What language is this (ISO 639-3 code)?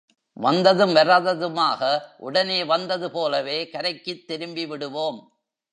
tam